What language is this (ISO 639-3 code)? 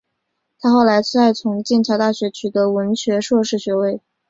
zho